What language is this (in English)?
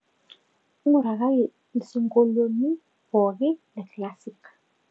Masai